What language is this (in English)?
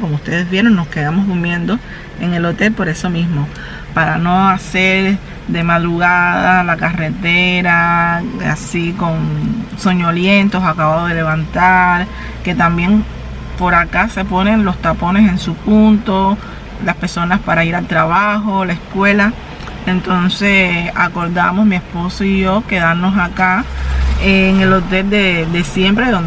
Spanish